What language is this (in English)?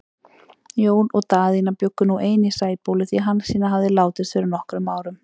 Icelandic